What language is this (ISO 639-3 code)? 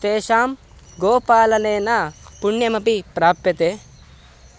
san